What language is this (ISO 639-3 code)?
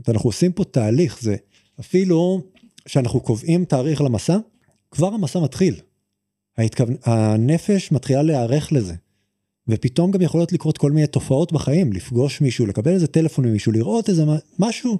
heb